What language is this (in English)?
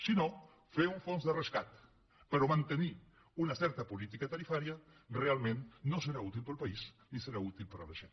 Catalan